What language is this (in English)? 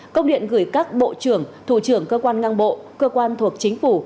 Vietnamese